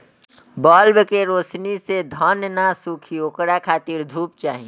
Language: Bhojpuri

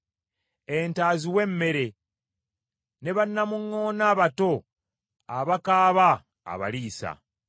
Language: Ganda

